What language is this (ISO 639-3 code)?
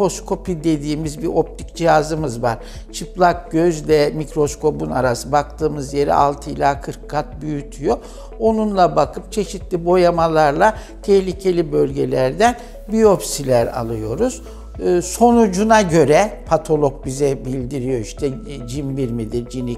tur